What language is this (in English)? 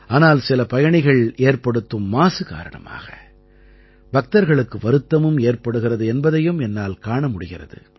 Tamil